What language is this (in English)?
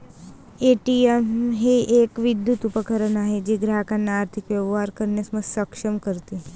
Marathi